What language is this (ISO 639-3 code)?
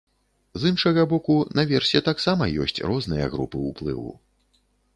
bel